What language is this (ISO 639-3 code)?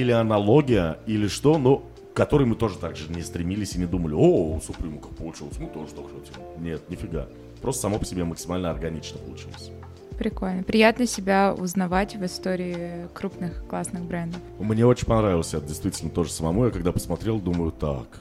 rus